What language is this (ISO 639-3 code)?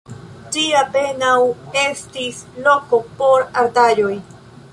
epo